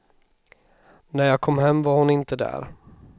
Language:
Swedish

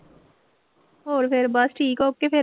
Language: Punjabi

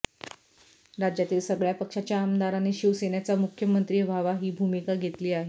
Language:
Marathi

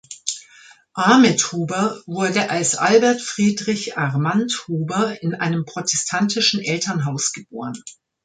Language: German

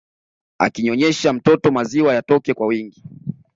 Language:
Swahili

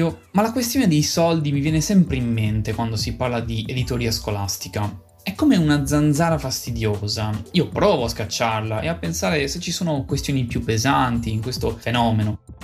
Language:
Italian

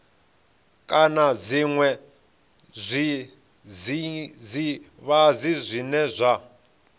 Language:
Venda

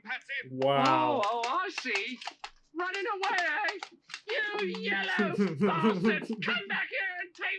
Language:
English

